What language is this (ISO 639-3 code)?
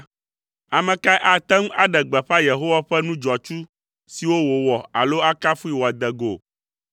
ewe